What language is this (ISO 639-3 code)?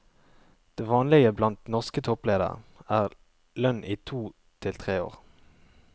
nor